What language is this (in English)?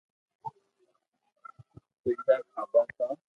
Loarki